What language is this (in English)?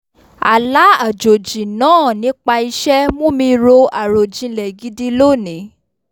Yoruba